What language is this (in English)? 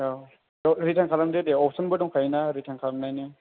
Bodo